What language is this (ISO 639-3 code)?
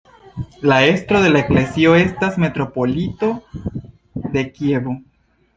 epo